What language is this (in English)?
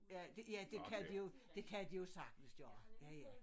Danish